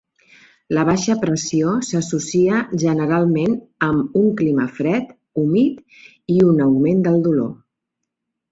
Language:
Catalan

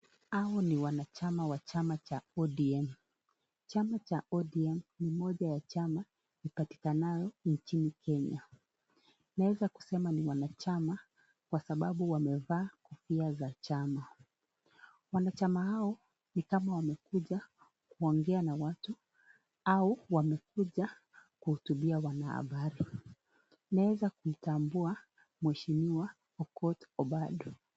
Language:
Swahili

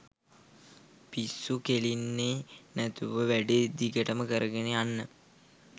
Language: Sinhala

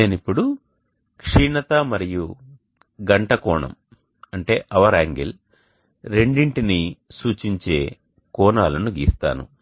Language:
Telugu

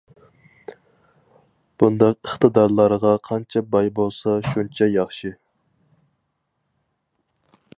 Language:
Uyghur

